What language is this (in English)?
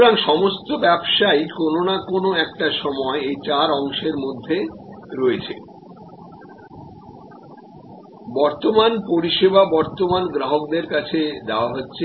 Bangla